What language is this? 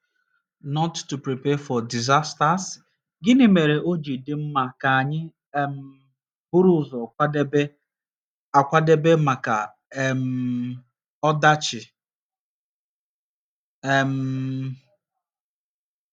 Igbo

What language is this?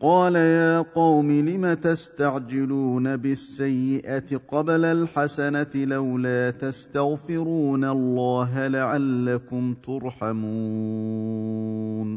Arabic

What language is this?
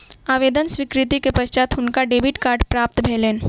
Maithili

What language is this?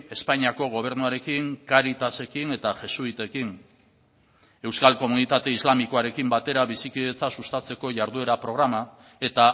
Basque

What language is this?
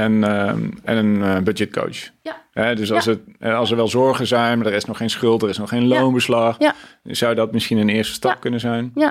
Dutch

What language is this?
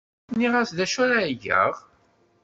Kabyle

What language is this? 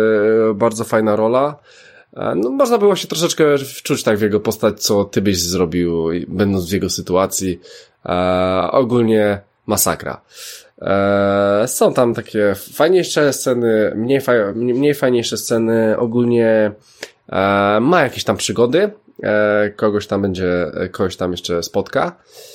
Polish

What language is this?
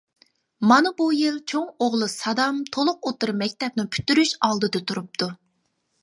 Uyghur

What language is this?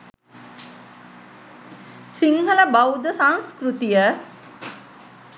Sinhala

